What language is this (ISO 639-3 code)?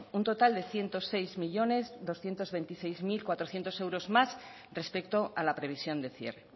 spa